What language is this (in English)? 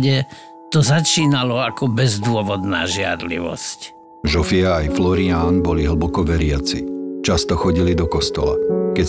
Slovak